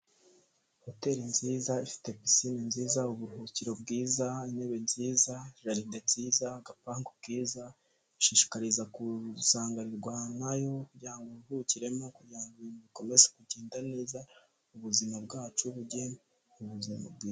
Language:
Kinyarwanda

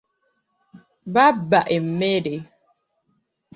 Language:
Ganda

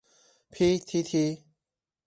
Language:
Chinese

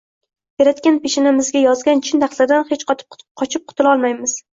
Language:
Uzbek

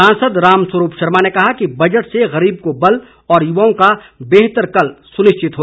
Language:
Hindi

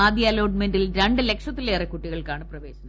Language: Malayalam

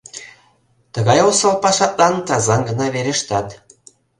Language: Mari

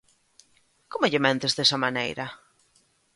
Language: Galician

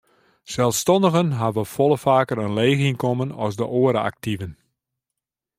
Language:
Western Frisian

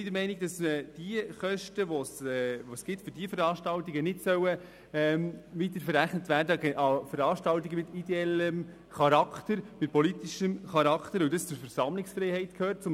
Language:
Swiss German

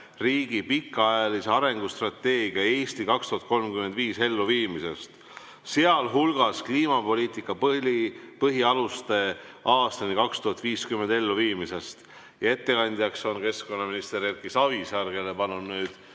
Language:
Estonian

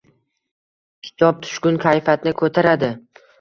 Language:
Uzbek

